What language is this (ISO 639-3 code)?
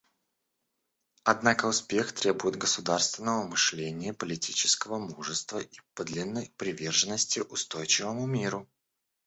rus